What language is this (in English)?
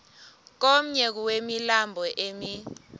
Xhosa